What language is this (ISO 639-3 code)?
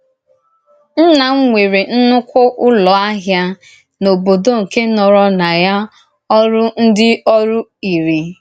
ibo